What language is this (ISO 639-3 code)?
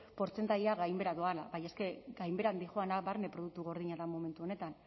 eus